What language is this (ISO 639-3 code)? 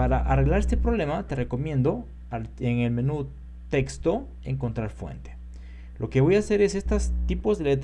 spa